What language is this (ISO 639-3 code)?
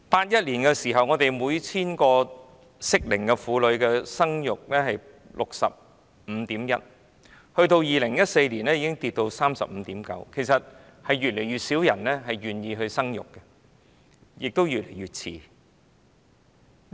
yue